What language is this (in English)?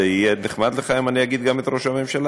Hebrew